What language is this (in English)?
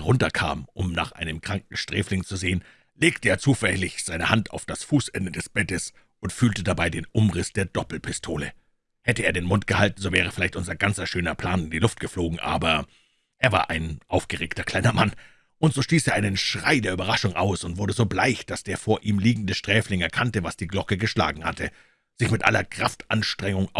German